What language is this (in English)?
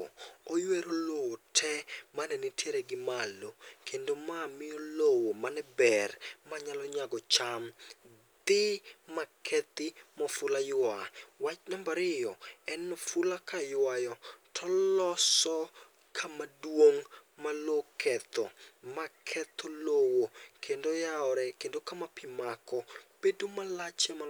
Luo (Kenya and Tanzania)